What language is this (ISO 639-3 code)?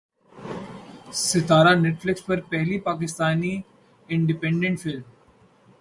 urd